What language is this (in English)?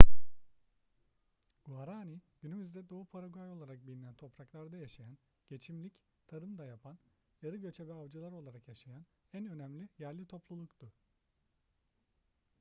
Turkish